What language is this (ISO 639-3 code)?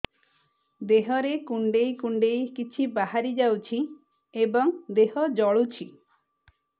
ori